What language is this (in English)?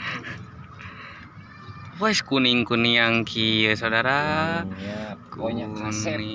Indonesian